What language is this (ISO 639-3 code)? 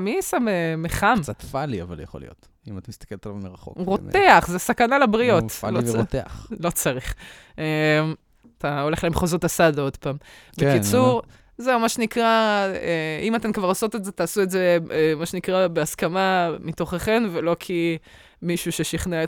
heb